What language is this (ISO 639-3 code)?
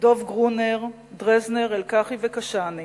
heb